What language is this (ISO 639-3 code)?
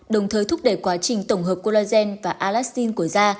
vie